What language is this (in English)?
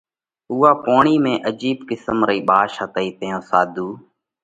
Parkari Koli